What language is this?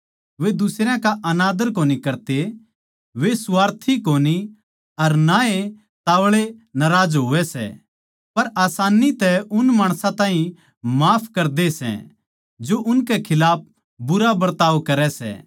Haryanvi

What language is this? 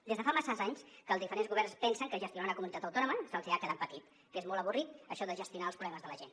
Catalan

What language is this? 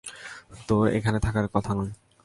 Bangla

